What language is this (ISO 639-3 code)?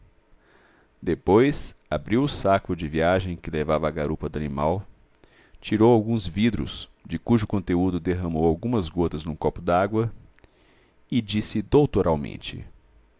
por